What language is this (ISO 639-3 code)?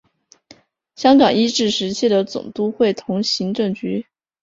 zho